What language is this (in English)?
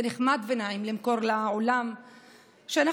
Hebrew